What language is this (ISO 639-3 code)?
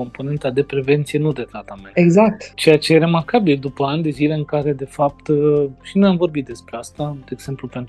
ron